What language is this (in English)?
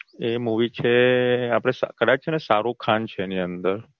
Gujarati